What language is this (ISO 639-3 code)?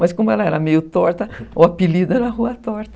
por